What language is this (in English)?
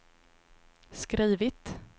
Swedish